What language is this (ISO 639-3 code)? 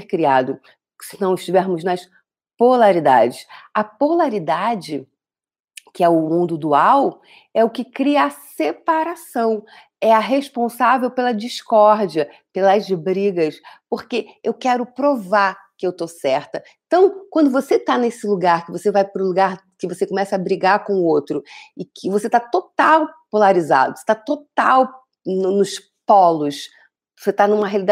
por